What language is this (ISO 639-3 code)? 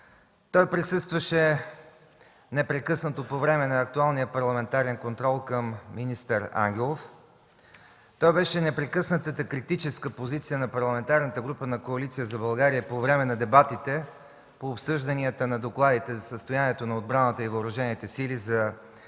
bul